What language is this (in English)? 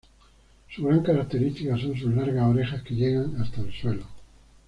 Spanish